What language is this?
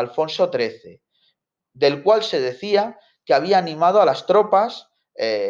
Spanish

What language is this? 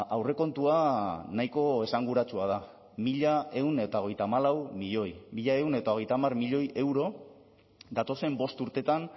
Basque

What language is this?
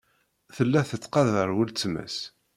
Kabyle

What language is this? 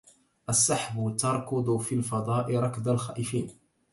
Arabic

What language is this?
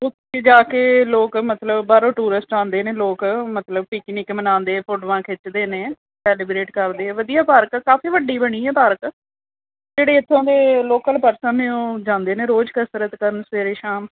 Punjabi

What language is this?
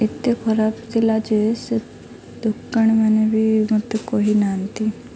Odia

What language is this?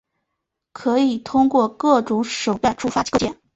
Chinese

